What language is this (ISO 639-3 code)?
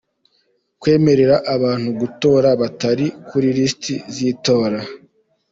kin